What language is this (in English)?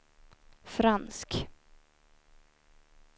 Swedish